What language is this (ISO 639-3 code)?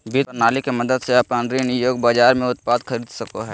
mag